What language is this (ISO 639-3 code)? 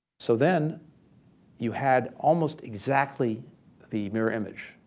eng